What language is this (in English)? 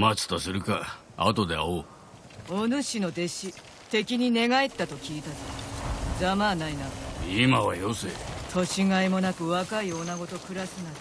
Japanese